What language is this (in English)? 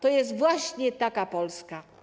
Polish